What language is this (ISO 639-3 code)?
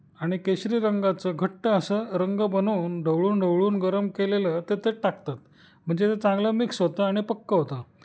mar